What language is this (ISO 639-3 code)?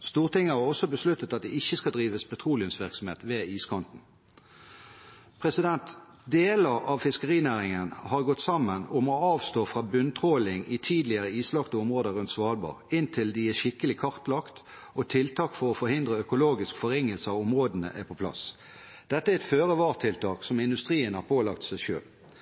nob